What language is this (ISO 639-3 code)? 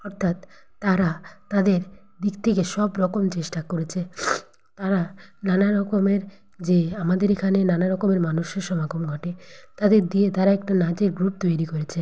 ben